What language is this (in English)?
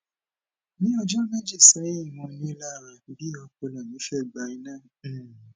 Yoruba